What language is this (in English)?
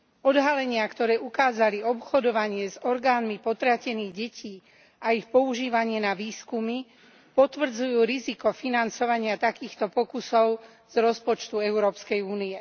Slovak